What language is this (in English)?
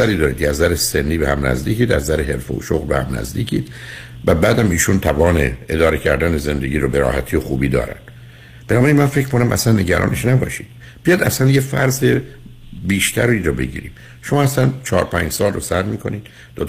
Persian